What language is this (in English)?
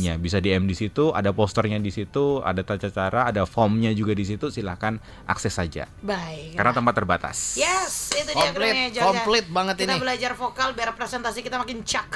Indonesian